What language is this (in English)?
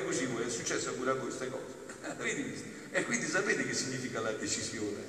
Italian